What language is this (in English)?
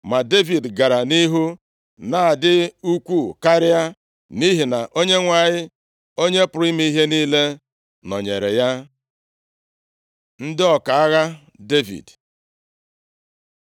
Igbo